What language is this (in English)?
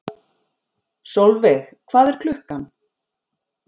Icelandic